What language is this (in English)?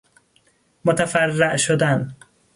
Persian